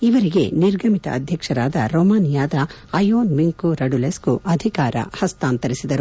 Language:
Kannada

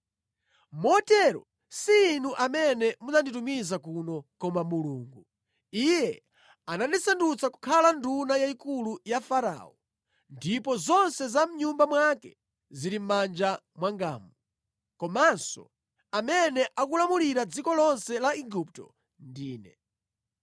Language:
Nyanja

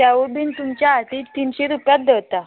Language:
Konkani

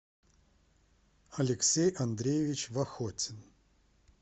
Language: Russian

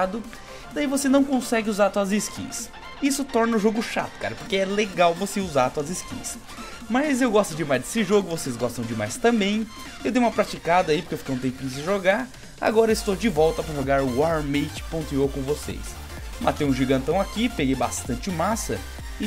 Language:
Portuguese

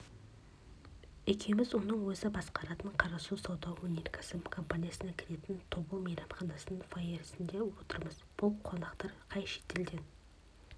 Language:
Kazakh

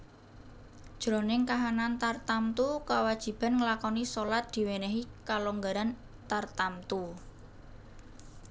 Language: Javanese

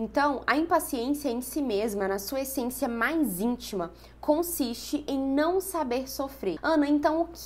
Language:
Portuguese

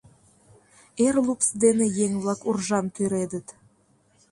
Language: Mari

